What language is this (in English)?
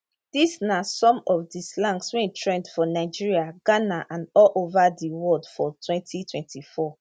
Nigerian Pidgin